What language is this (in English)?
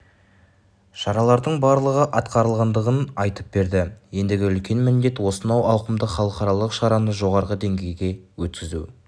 Kazakh